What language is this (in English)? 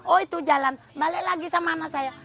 Indonesian